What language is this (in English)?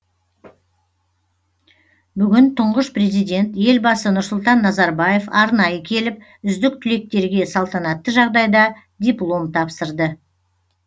Kazakh